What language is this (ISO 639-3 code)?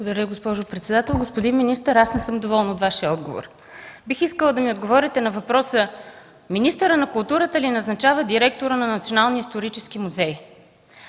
bul